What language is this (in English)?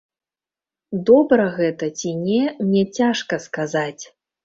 Belarusian